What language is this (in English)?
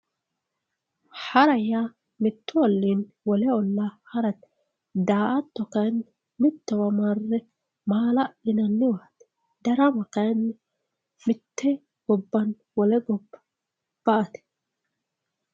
Sidamo